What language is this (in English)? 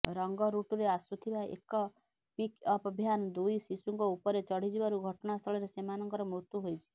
Odia